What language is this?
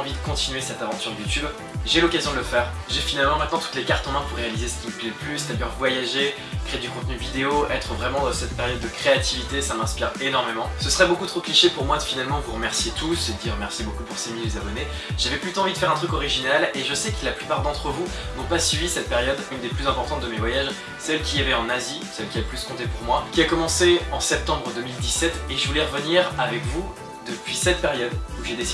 French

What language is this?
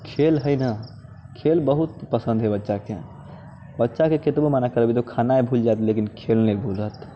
Maithili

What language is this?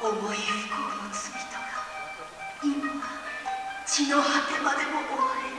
Japanese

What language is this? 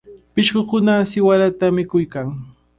Cajatambo North Lima Quechua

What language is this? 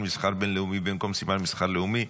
Hebrew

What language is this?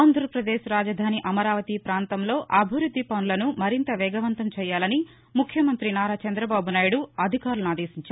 Telugu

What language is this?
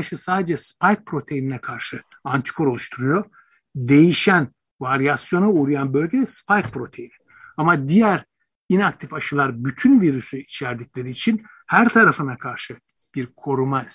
Turkish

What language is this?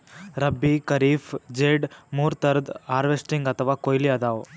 Kannada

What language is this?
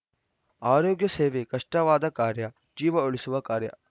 Kannada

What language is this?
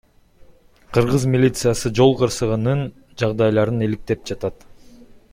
Kyrgyz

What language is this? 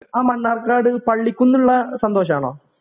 Malayalam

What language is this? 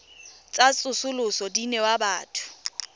Tswana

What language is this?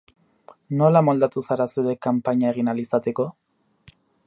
Basque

